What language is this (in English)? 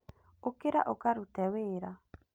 Kikuyu